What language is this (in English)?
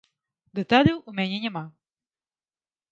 Belarusian